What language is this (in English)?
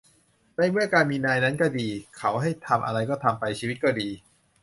Thai